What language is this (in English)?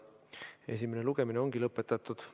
Estonian